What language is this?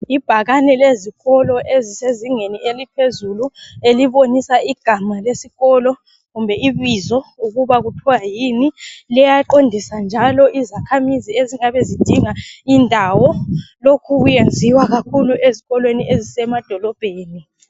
North Ndebele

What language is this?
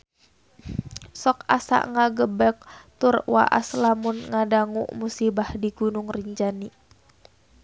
Sundanese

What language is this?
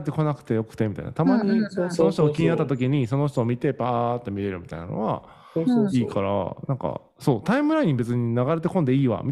Japanese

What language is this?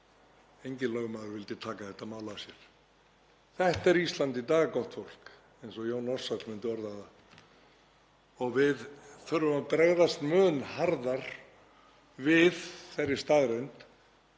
Icelandic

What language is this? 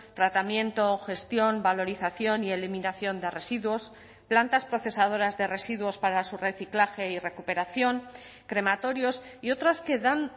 Spanish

